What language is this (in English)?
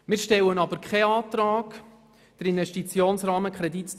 Swiss German